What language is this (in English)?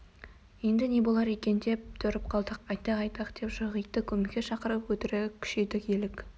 Kazakh